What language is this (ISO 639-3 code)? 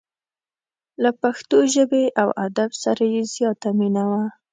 pus